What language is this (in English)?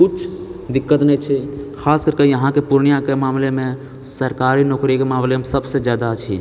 Maithili